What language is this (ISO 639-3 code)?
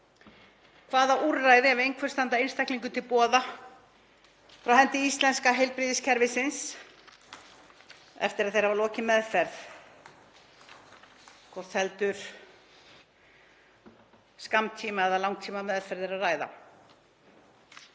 isl